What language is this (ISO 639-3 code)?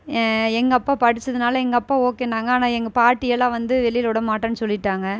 tam